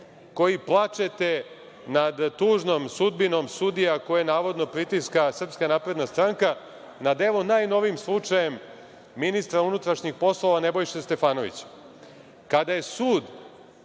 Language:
Serbian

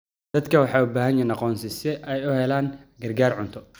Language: Somali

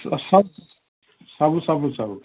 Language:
Odia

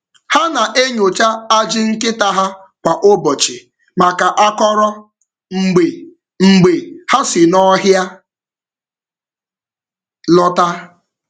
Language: Igbo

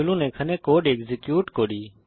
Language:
Bangla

